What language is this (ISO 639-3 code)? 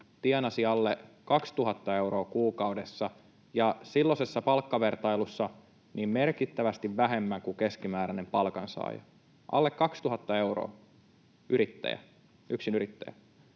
fin